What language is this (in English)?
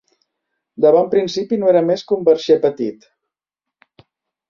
Catalan